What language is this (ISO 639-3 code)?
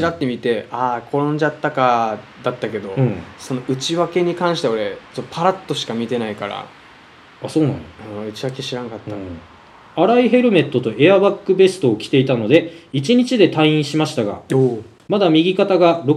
jpn